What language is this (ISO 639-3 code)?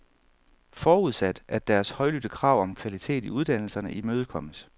dan